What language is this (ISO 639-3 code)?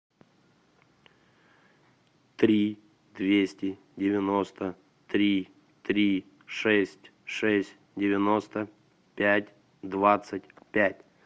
rus